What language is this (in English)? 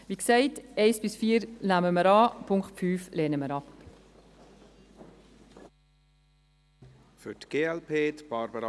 Swiss German